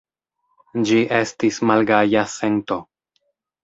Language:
Esperanto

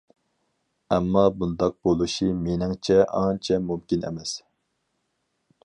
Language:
Uyghur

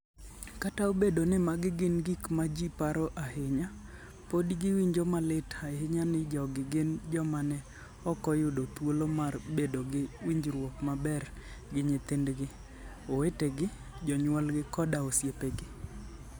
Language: Luo (Kenya and Tanzania)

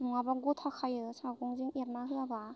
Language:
Bodo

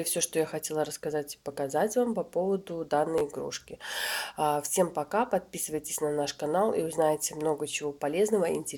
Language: Russian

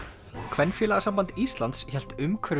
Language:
Icelandic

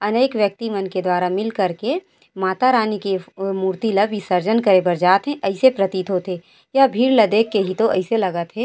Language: Chhattisgarhi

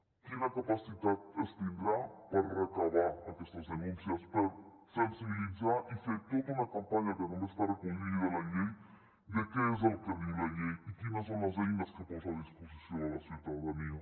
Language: Catalan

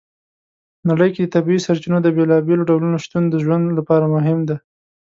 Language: Pashto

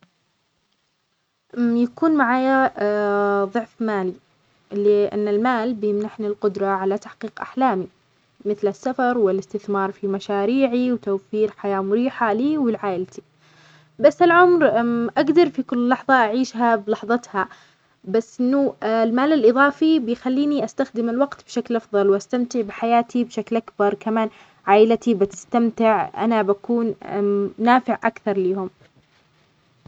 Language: Omani Arabic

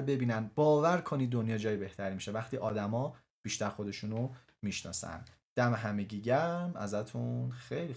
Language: Persian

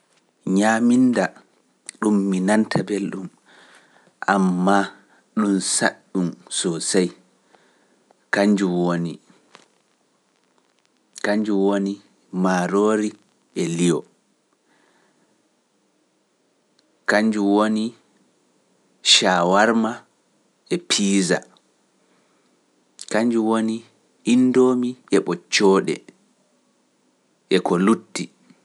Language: Pular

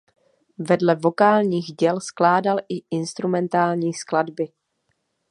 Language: Czech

